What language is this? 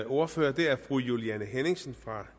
Danish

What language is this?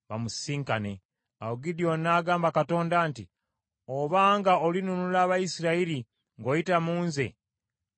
Ganda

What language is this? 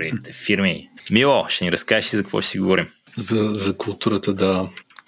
Bulgarian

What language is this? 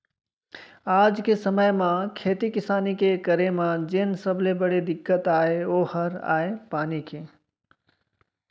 Chhattisgarhi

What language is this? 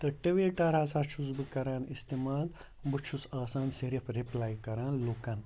Kashmiri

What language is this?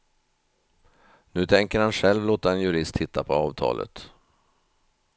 Swedish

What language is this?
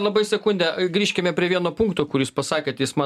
Lithuanian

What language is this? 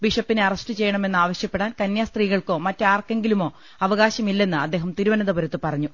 Malayalam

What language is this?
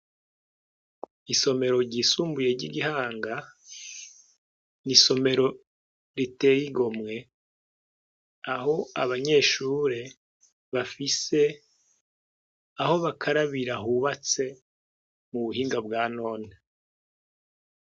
Rundi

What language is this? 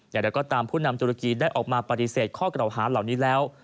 Thai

